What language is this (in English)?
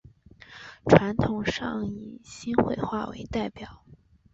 Chinese